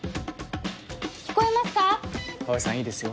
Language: Japanese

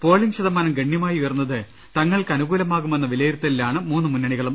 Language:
Malayalam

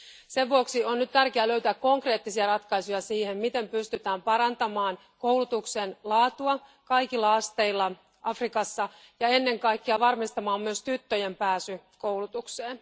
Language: Finnish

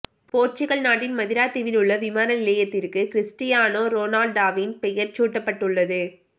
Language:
Tamil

